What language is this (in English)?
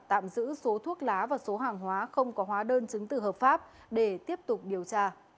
Vietnamese